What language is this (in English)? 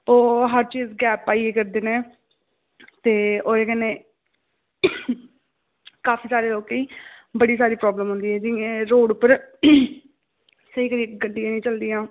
Dogri